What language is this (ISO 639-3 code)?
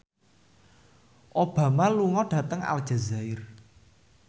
jav